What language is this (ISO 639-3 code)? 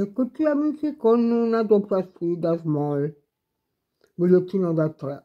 ita